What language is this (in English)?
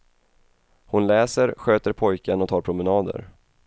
Swedish